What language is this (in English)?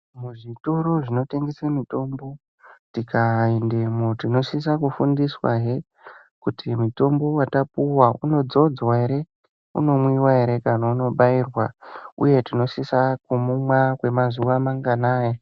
Ndau